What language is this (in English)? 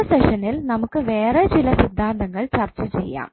Malayalam